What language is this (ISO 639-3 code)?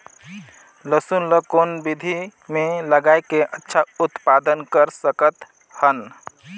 hne